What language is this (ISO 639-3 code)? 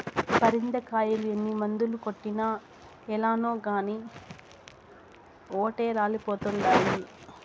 tel